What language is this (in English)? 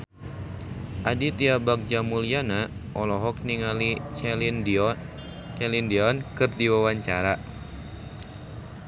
Sundanese